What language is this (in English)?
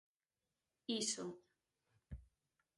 Galician